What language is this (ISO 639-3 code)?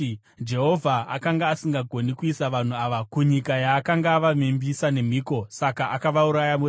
sna